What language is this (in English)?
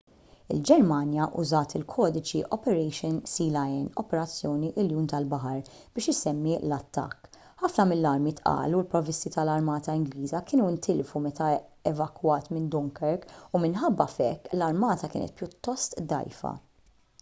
Maltese